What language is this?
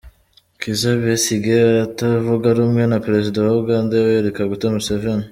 Kinyarwanda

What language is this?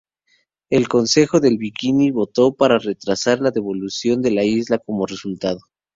Spanish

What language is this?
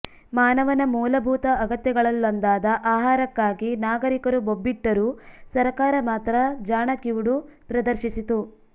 Kannada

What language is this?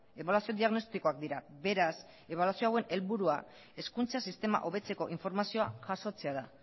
Basque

